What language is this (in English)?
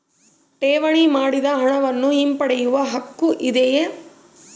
Kannada